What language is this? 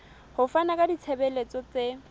Southern Sotho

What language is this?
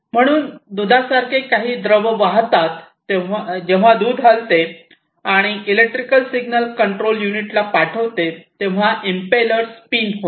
Marathi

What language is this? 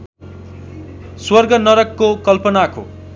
Nepali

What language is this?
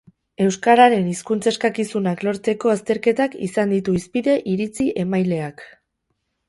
Basque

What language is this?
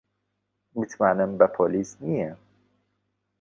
Central Kurdish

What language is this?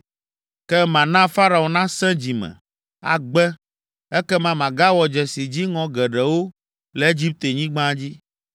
Ewe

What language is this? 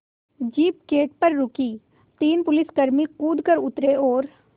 Hindi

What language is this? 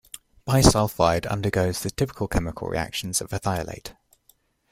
English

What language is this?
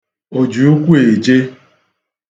Igbo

